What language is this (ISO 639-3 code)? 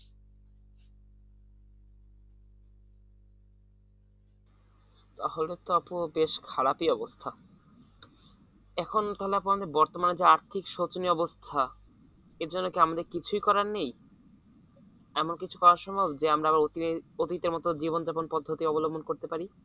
ben